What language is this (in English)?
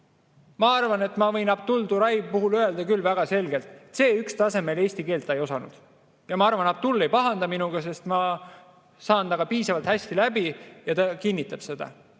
Estonian